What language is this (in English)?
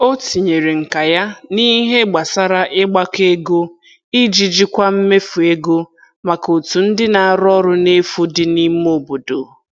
Igbo